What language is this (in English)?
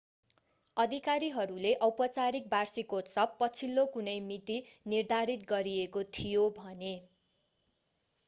Nepali